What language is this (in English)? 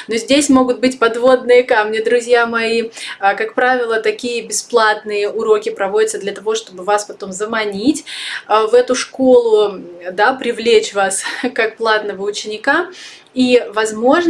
Russian